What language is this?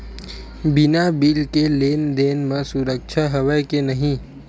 Chhattisgarhi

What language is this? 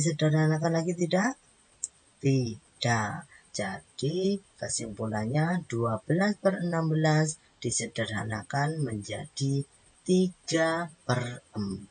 Indonesian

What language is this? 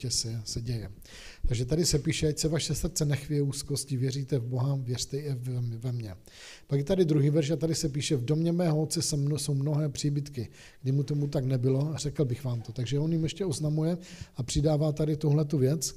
Czech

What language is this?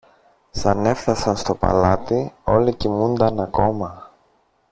Greek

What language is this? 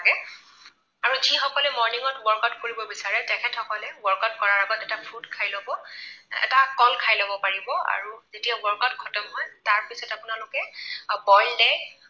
Assamese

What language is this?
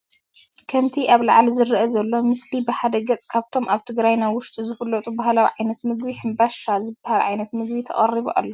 Tigrinya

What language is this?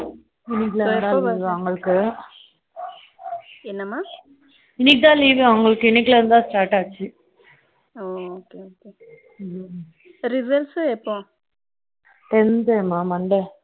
Tamil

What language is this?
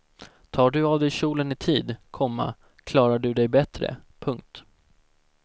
Swedish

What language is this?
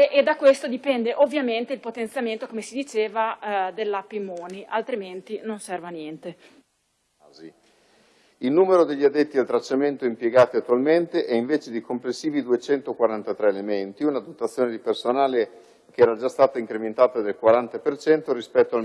Italian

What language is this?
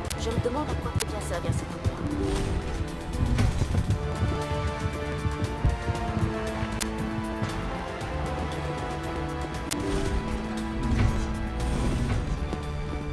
French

